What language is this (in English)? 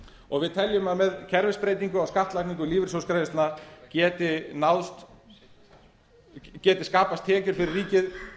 Icelandic